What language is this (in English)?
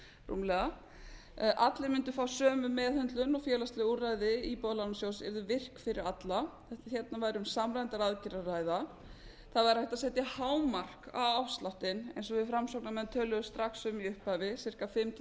Icelandic